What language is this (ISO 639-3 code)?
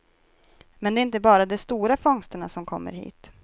swe